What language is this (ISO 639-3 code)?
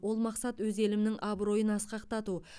kaz